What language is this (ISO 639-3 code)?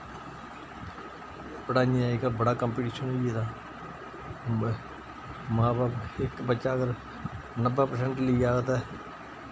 doi